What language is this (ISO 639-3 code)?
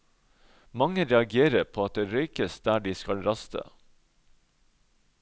nor